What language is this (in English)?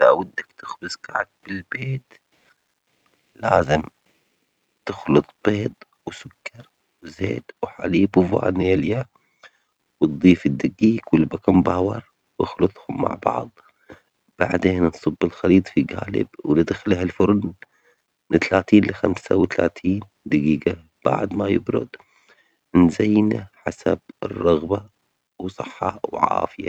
Omani Arabic